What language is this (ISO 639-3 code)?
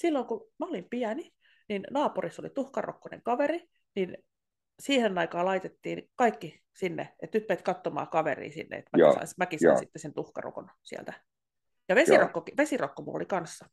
fin